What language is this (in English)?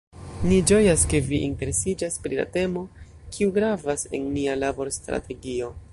Esperanto